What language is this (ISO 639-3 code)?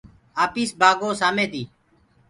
ggg